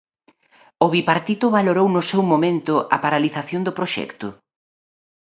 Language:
Galician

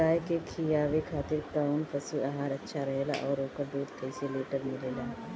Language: Bhojpuri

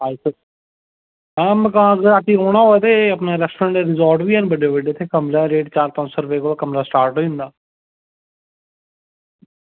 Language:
Dogri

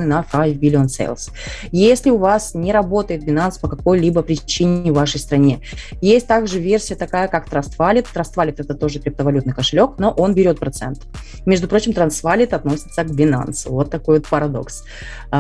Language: Russian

